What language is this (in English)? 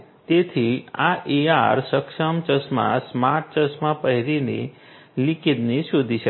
Gujarati